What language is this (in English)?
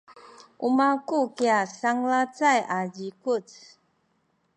Sakizaya